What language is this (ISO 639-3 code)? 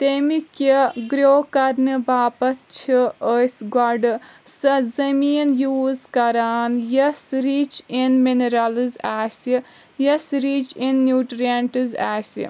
kas